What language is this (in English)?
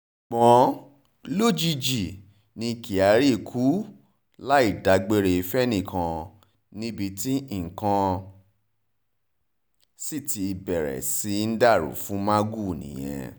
Yoruba